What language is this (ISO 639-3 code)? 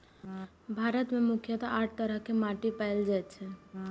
mai